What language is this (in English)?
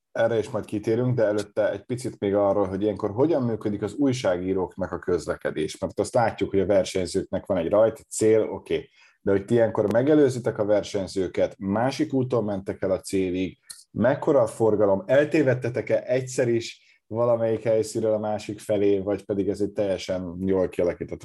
Hungarian